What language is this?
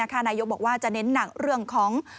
Thai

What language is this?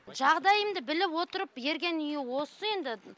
Kazakh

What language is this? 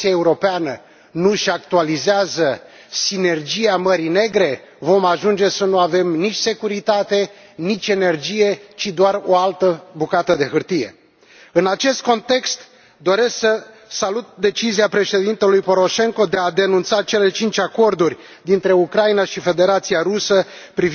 Romanian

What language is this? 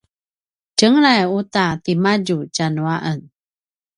Paiwan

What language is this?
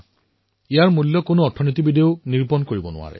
Assamese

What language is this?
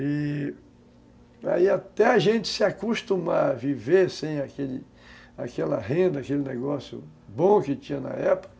Portuguese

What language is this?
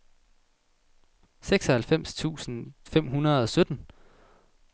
Danish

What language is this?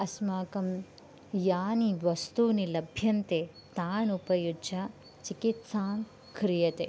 Sanskrit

